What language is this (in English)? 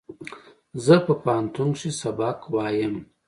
Pashto